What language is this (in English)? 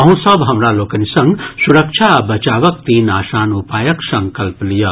Maithili